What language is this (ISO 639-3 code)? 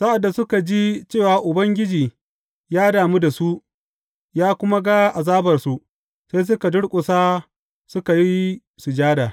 hau